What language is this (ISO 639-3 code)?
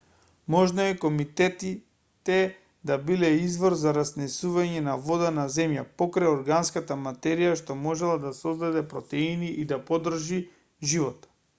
mkd